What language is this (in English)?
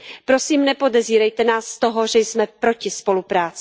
Czech